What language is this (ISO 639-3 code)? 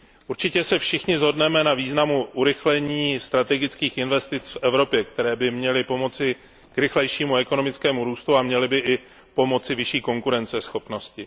ces